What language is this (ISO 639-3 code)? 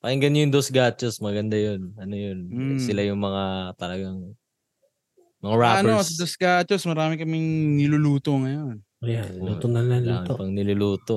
fil